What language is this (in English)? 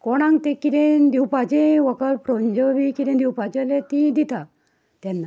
Konkani